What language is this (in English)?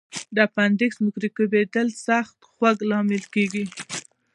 Pashto